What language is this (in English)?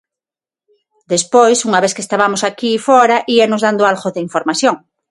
Galician